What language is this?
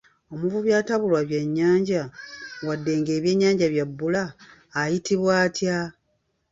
Ganda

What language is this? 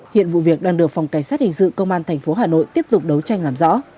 Vietnamese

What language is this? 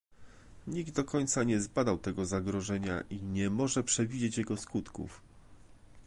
Polish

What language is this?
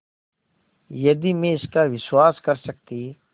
Hindi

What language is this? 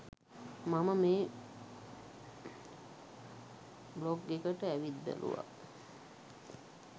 Sinhala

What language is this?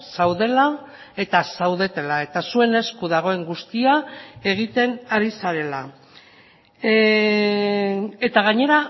Basque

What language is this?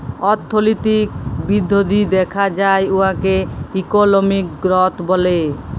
Bangla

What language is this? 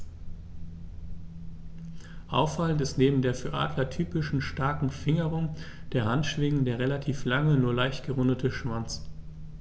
German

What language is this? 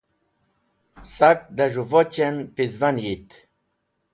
Wakhi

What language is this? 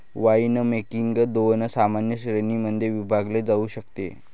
Marathi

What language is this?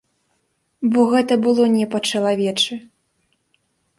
Belarusian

